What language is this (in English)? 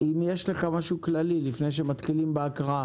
Hebrew